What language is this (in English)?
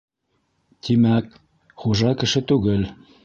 Bashkir